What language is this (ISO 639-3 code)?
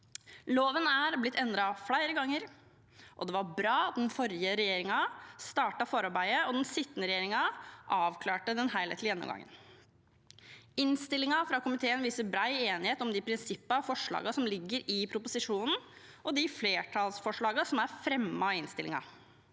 nor